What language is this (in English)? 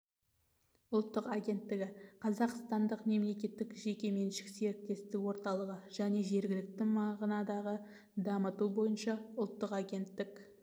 Kazakh